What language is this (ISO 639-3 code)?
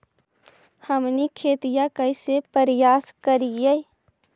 mag